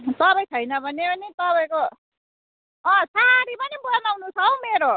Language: Nepali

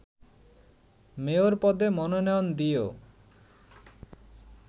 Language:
Bangla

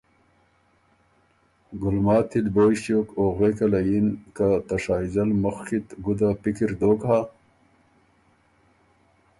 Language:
Ormuri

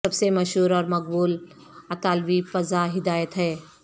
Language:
Urdu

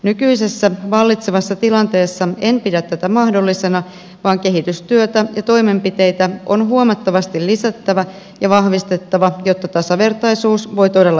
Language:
Finnish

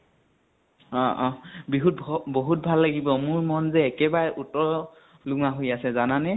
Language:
Assamese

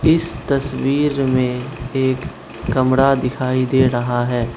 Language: Hindi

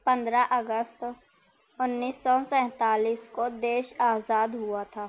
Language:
Urdu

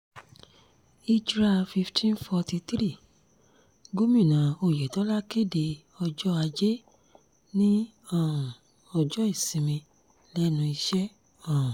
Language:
Yoruba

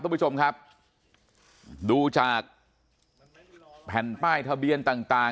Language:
Thai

